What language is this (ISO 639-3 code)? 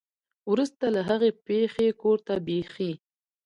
pus